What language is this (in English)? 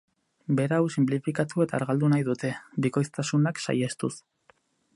Basque